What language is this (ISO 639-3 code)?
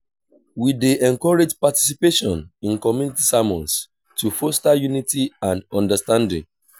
pcm